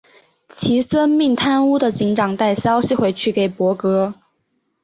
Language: Chinese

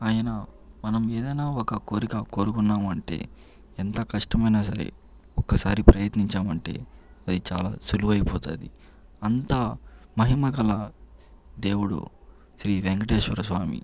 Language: Telugu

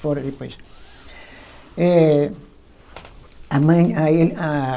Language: Portuguese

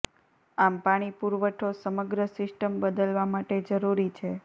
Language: Gujarati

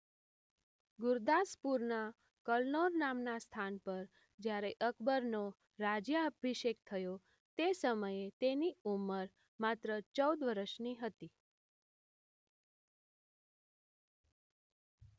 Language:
Gujarati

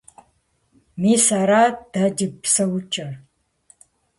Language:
Kabardian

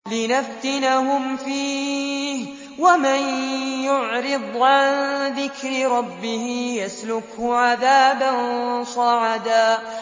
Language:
Arabic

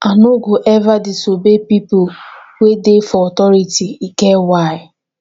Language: Nigerian Pidgin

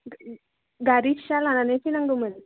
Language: Bodo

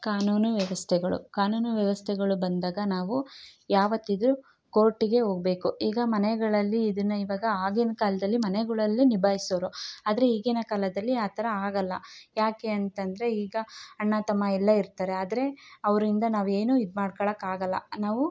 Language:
Kannada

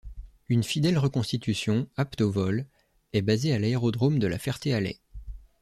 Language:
French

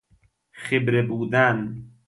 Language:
Persian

